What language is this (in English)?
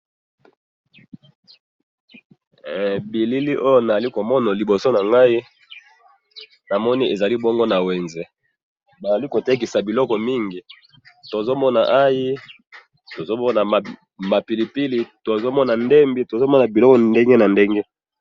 Lingala